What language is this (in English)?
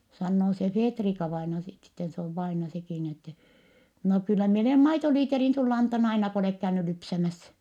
Finnish